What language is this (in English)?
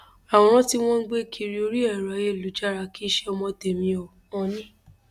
Yoruba